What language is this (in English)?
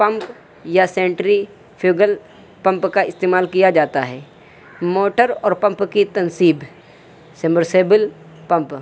Urdu